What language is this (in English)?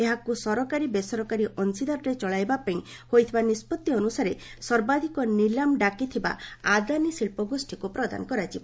Odia